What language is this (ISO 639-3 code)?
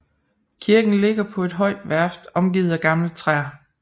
dan